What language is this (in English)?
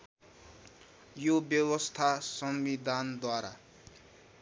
Nepali